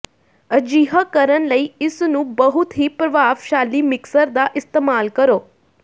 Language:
Punjabi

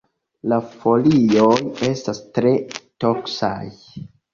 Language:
Esperanto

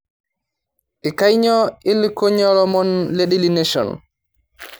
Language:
Masai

